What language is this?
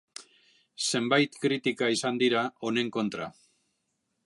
Basque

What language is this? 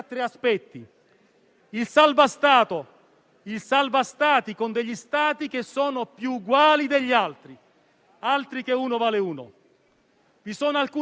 Italian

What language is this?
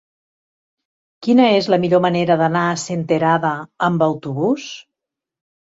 Catalan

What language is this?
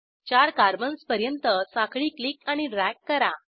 Marathi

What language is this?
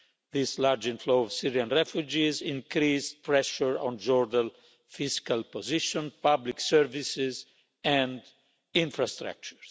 English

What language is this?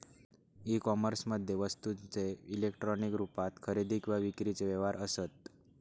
Marathi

